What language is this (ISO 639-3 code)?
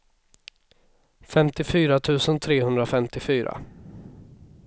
swe